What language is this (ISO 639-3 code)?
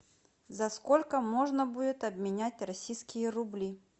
rus